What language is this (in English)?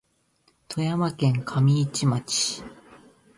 Japanese